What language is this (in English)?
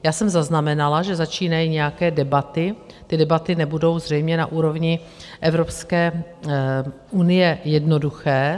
Czech